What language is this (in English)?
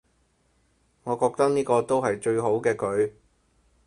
Cantonese